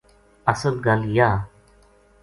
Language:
Gujari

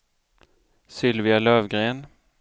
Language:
Swedish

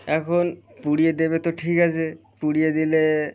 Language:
Bangla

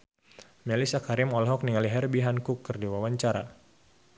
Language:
Sundanese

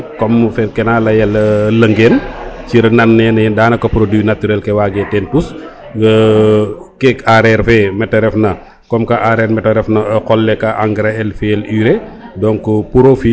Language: Serer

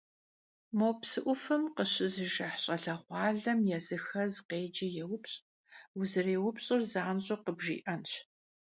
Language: Kabardian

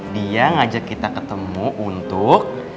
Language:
Indonesian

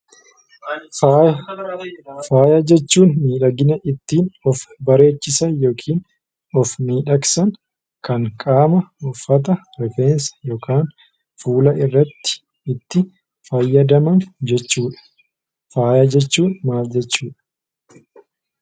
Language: Oromo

